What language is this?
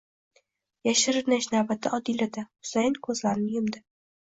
Uzbek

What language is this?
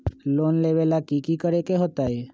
Magahi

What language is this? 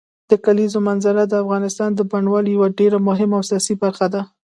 Pashto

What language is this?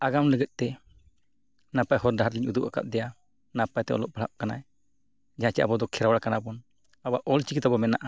Santali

